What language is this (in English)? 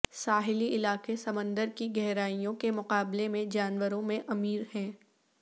Urdu